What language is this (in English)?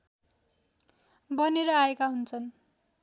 Nepali